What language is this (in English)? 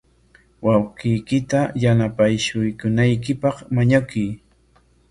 Corongo Ancash Quechua